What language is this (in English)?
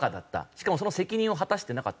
Japanese